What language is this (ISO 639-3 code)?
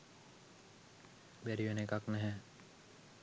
sin